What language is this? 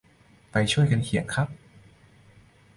Thai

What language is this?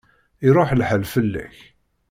Kabyle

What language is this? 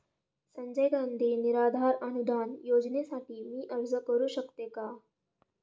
Marathi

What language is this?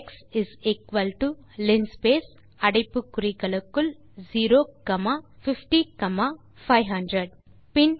Tamil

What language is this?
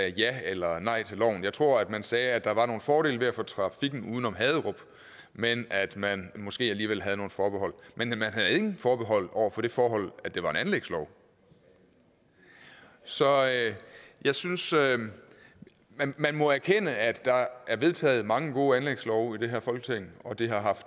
Danish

